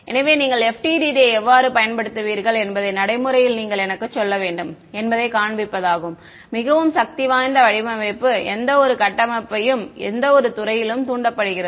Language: Tamil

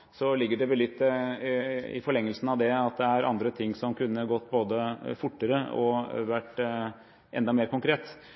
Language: Norwegian Bokmål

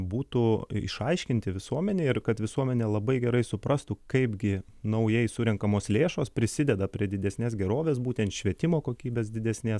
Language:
Lithuanian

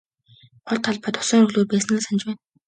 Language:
Mongolian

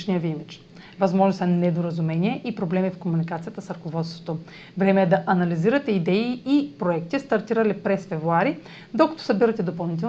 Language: Bulgarian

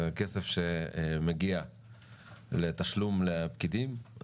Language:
Hebrew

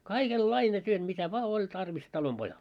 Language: Finnish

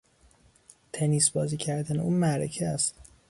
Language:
Persian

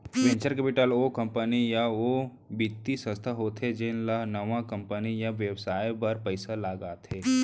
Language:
Chhattisgarhi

